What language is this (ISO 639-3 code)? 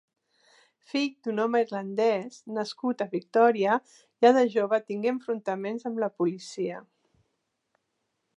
cat